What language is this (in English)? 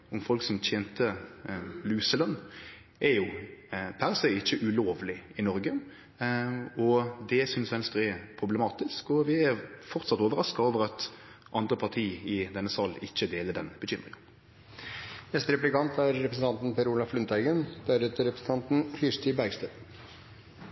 Norwegian